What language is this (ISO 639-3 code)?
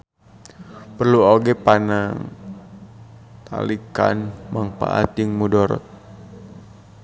sun